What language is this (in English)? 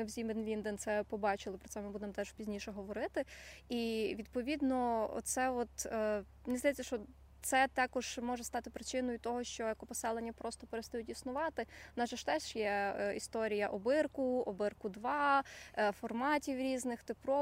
Ukrainian